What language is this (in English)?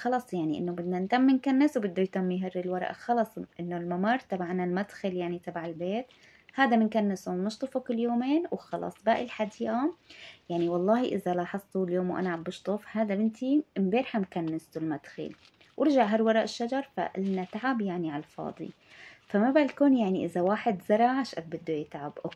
Arabic